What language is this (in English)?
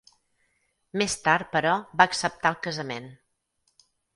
Catalan